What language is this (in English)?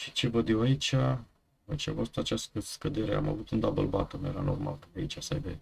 Romanian